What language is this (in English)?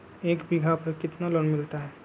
Magahi